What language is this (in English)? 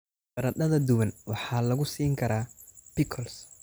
Somali